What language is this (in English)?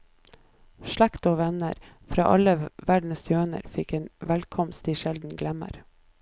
Norwegian